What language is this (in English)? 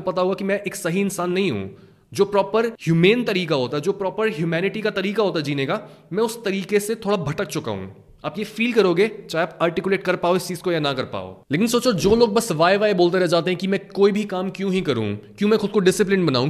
Hindi